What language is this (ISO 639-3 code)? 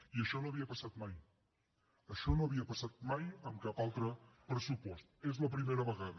cat